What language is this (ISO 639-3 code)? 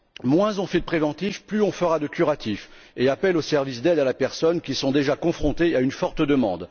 fra